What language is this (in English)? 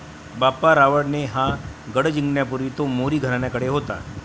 Marathi